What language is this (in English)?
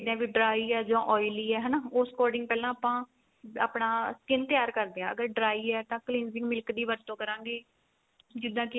Punjabi